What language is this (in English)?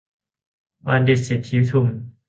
Thai